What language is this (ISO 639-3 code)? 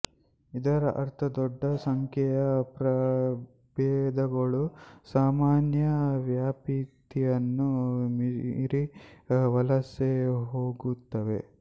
kan